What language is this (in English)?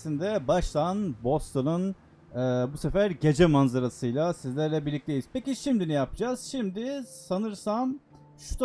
Turkish